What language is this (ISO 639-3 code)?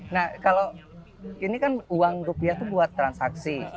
ind